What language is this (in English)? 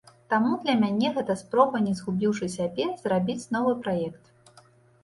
Belarusian